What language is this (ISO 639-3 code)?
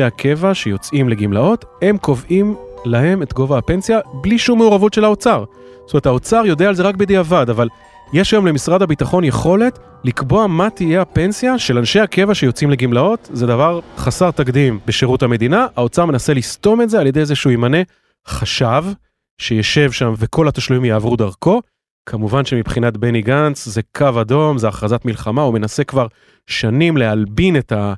heb